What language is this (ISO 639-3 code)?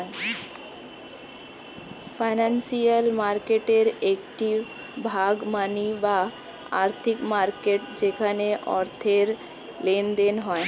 ben